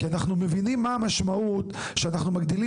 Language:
Hebrew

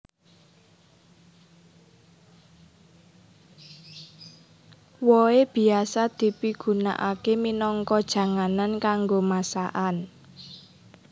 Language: Javanese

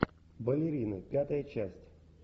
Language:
Russian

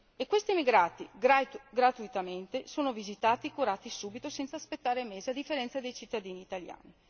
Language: Italian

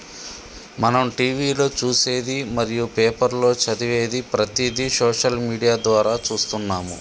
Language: Telugu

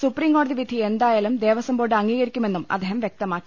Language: Malayalam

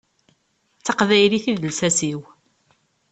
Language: Kabyle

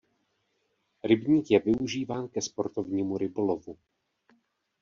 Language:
Czech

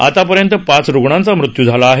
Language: Marathi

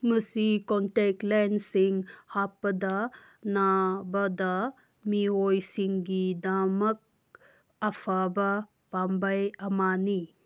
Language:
Manipuri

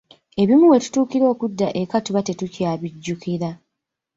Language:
Ganda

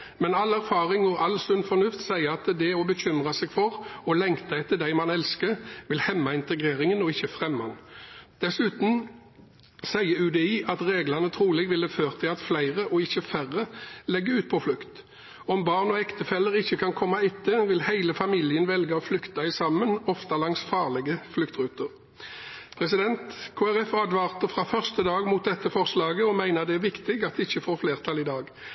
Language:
Norwegian Bokmål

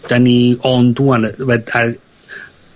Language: Welsh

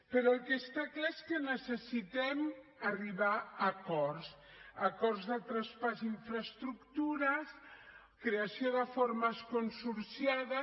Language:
Catalan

